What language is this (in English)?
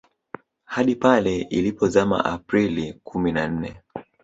Swahili